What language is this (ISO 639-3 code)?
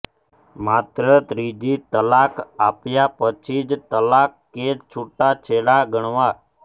guj